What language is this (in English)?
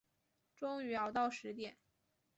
Chinese